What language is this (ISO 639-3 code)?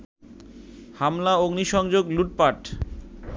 ben